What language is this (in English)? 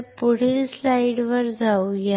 Marathi